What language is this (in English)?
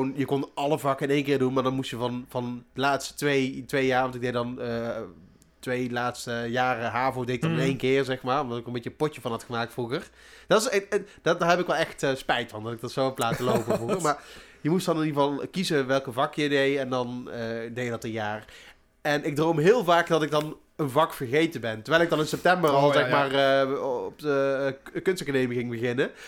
Dutch